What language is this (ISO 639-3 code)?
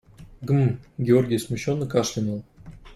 rus